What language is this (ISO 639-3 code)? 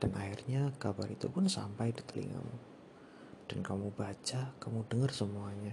ind